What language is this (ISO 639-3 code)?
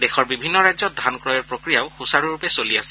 asm